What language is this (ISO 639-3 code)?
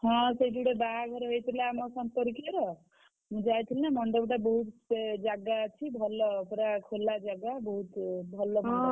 ori